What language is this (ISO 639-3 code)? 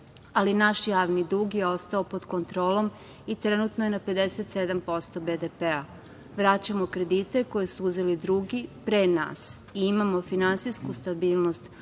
srp